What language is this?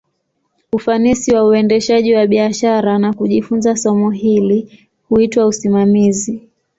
Swahili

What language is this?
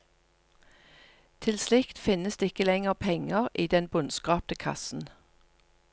Norwegian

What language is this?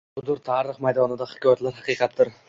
Uzbek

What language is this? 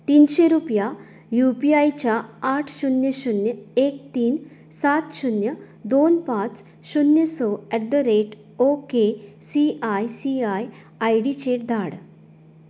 Konkani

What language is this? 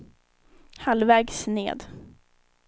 Swedish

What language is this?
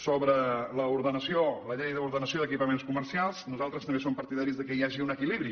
Catalan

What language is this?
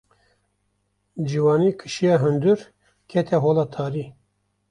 Kurdish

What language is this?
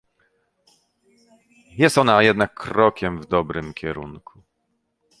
Polish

